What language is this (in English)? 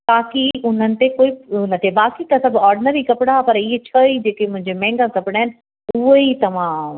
Sindhi